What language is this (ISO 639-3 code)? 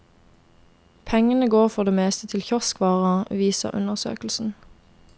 nor